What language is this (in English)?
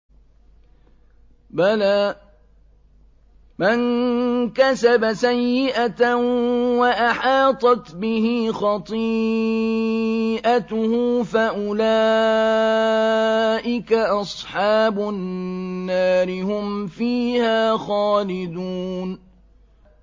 Arabic